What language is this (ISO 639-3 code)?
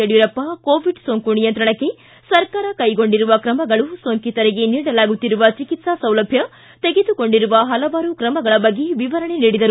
kan